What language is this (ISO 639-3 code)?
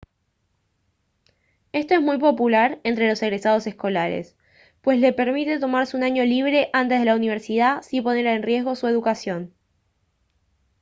spa